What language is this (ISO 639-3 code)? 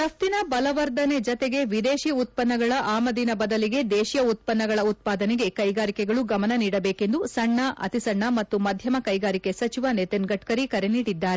kan